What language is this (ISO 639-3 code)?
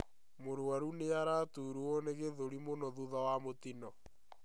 kik